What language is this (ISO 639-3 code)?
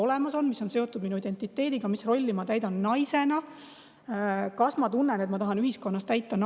est